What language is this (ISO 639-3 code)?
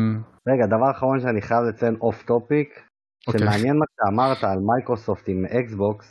heb